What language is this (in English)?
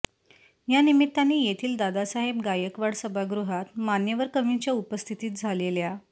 Marathi